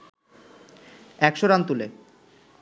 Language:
Bangla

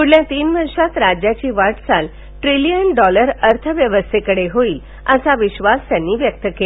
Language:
Marathi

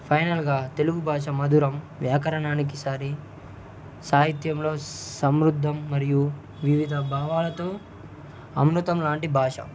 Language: Telugu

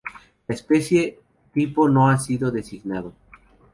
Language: Spanish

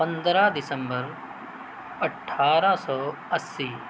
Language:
Urdu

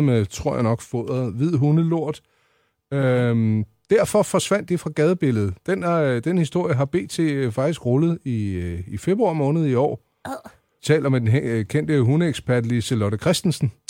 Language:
Danish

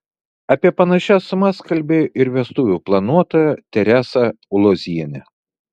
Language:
Lithuanian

